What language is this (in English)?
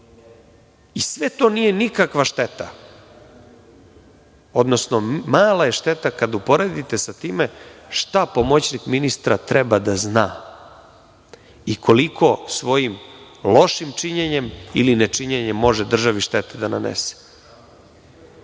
Serbian